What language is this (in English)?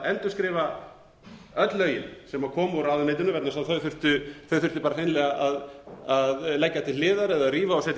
Icelandic